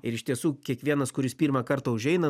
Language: Lithuanian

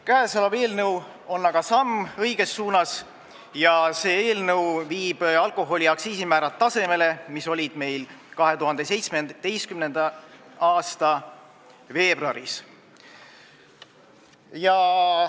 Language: Estonian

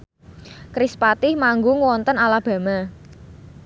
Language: Javanese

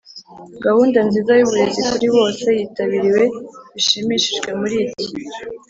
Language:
Kinyarwanda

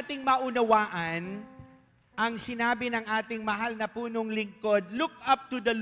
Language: Filipino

